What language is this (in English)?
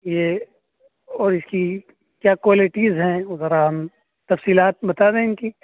Urdu